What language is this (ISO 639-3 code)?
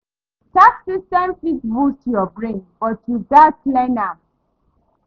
pcm